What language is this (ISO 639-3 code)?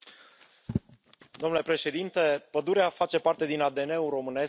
ron